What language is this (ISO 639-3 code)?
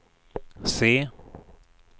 swe